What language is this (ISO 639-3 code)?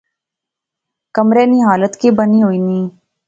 phr